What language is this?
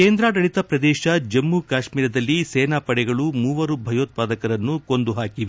Kannada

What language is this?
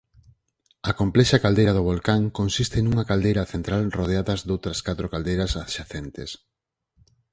Galician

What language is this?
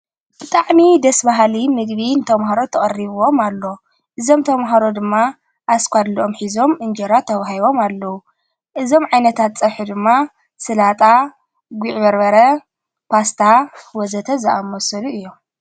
Tigrinya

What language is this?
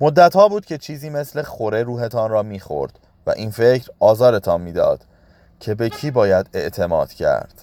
Persian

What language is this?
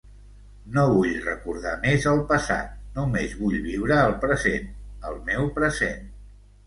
Catalan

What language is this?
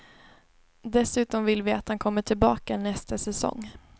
Swedish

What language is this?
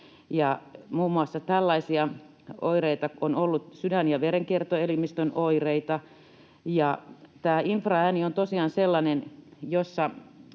Finnish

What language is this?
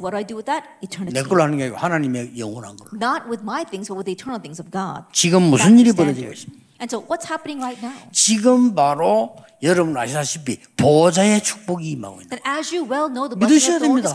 Korean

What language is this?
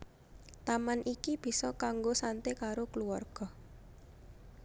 Javanese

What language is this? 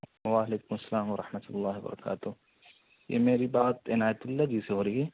Urdu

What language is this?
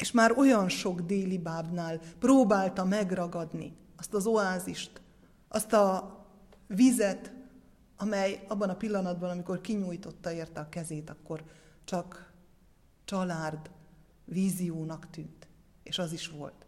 Hungarian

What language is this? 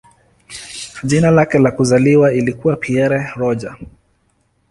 Swahili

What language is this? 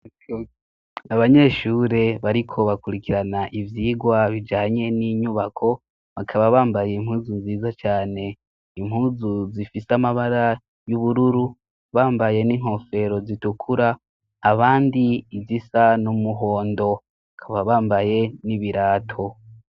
Rundi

